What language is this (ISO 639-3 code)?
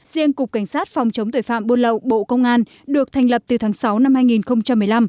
vie